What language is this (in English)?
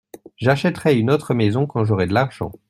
French